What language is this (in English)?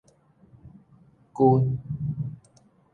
Min Nan Chinese